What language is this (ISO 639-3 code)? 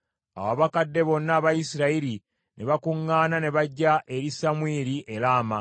lug